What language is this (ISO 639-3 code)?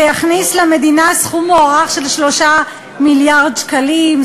heb